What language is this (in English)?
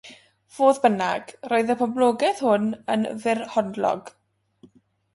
Welsh